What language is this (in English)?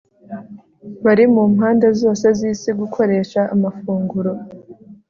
Kinyarwanda